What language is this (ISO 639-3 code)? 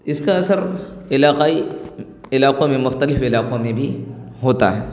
urd